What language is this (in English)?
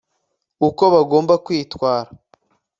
Kinyarwanda